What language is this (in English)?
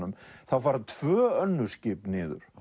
Icelandic